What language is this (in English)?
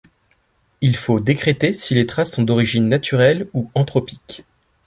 French